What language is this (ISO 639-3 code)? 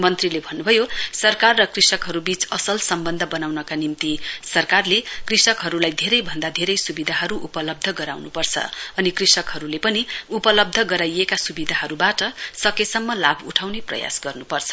nep